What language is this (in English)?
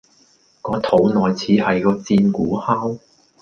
Cantonese